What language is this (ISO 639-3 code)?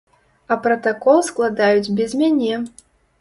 bel